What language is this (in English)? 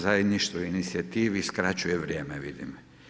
Croatian